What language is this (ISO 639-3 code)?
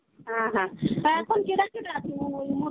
ben